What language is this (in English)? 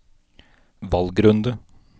Norwegian